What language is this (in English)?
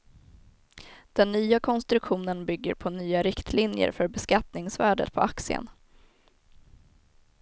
Swedish